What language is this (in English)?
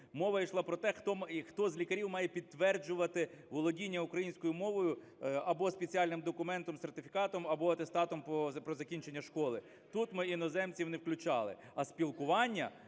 Ukrainian